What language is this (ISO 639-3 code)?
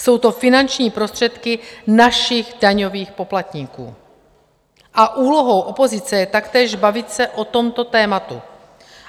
ces